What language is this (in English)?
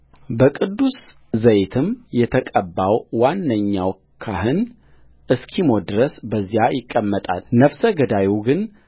Amharic